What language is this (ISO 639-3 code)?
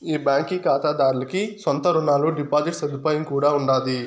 tel